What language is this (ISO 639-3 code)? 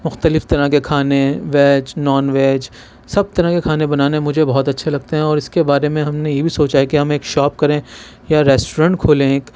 urd